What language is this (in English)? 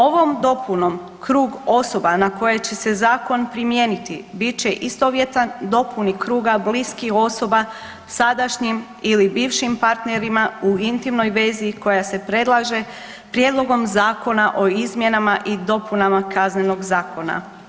Croatian